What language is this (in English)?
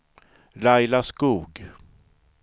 Swedish